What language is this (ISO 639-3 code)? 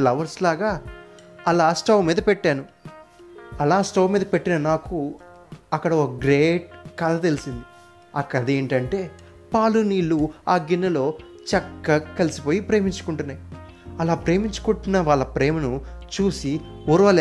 tel